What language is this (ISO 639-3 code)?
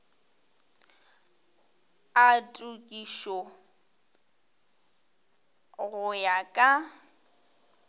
nso